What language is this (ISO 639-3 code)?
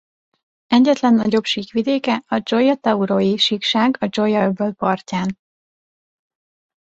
hun